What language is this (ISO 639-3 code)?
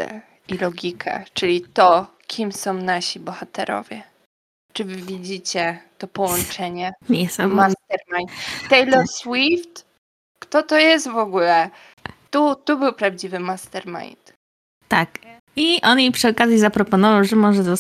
pol